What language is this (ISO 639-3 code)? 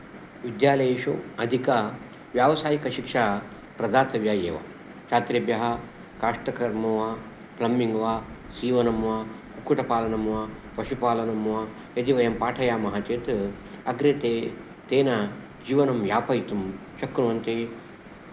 san